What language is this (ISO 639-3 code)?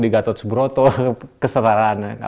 ind